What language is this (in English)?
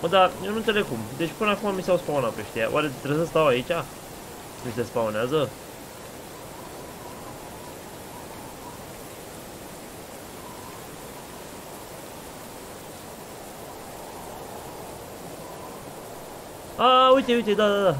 Romanian